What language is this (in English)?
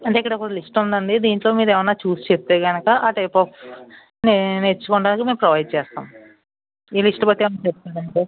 Telugu